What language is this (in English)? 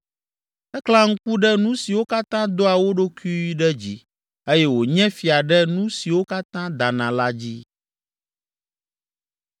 Ewe